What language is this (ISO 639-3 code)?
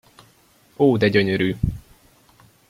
hun